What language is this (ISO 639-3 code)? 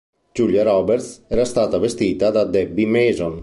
ita